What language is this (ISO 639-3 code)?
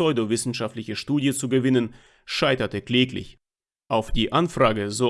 deu